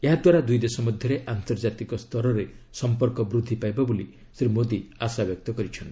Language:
Odia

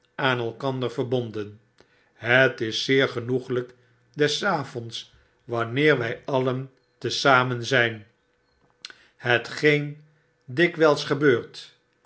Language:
Dutch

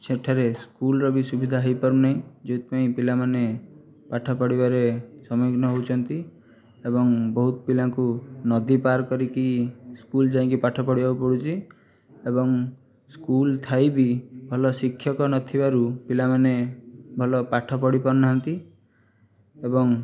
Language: Odia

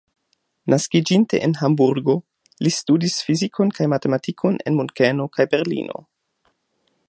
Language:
Esperanto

